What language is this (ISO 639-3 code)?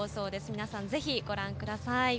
jpn